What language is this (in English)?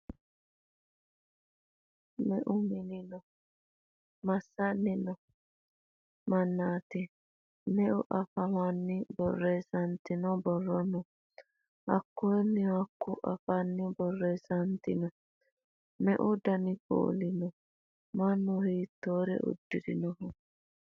Sidamo